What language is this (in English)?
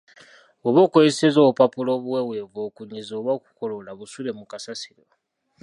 Ganda